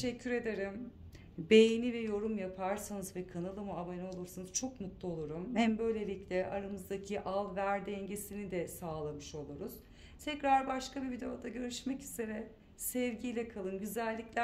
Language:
Turkish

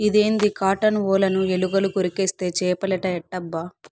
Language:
Telugu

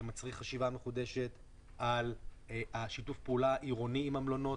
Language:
Hebrew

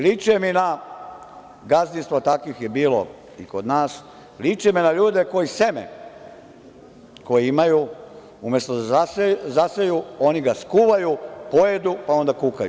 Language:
Serbian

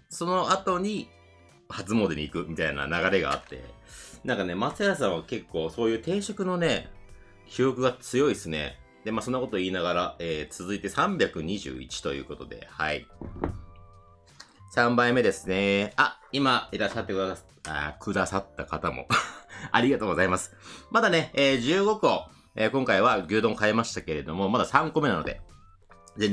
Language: Japanese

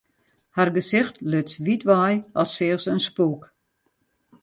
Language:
Western Frisian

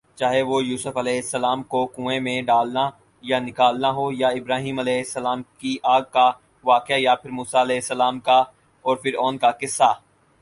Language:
Urdu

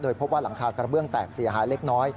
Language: Thai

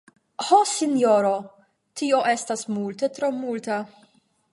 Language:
Esperanto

